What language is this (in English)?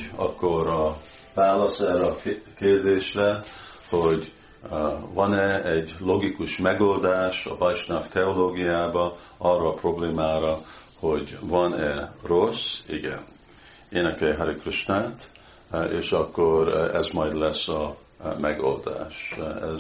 Hungarian